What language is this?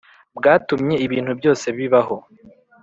Kinyarwanda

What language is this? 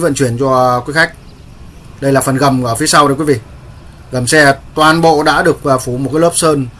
Vietnamese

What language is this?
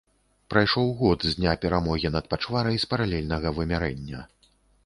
Belarusian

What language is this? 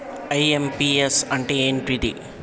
Telugu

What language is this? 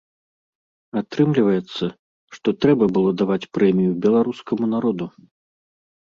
Belarusian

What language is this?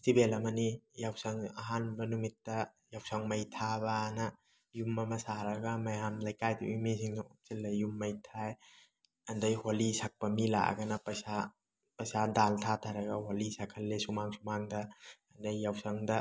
Manipuri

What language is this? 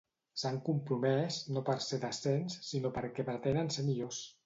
Catalan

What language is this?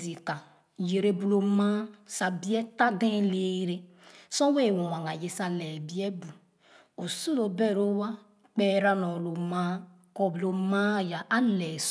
Khana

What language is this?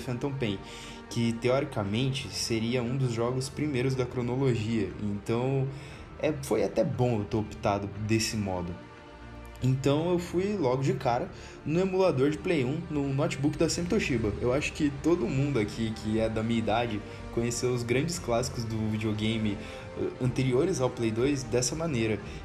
Portuguese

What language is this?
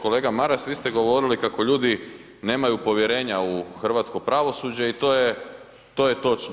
Croatian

